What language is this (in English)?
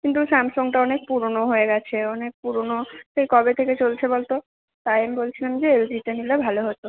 Bangla